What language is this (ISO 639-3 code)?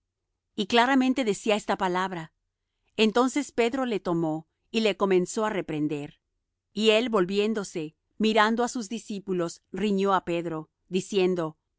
spa